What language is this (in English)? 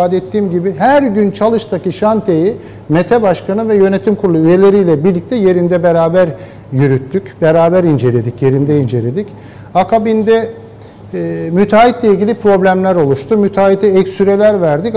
Turkish